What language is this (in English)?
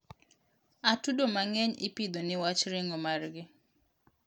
Luo (Kenya and Tanzania)